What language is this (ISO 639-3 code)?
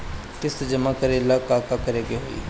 bho